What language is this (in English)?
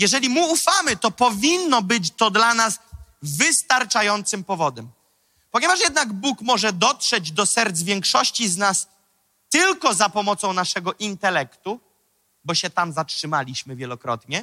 Polish